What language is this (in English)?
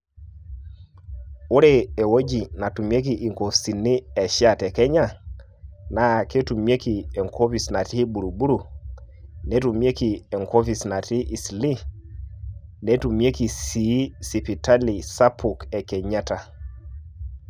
Masai